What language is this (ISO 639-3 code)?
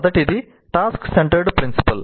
tel